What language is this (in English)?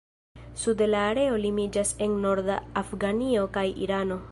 Esperanto